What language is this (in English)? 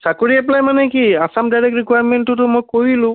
Assamese